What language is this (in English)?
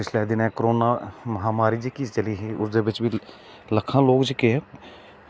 Dogri